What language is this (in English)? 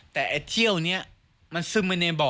Thai